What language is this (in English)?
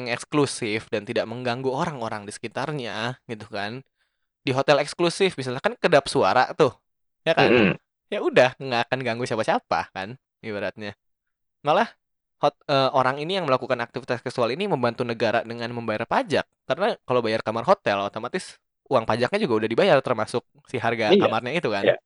Indonesian